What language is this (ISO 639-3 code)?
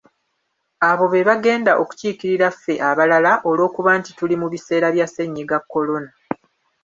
lug